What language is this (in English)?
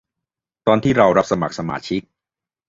Thai